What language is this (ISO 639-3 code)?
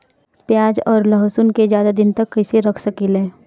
bho